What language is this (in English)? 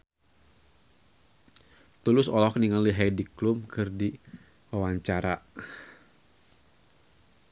Sundanese